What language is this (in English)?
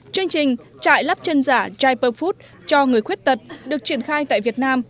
Vietnamese